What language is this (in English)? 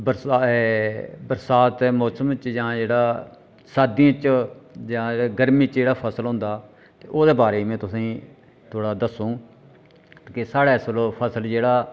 Dogri